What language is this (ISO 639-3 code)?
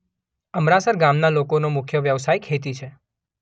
guj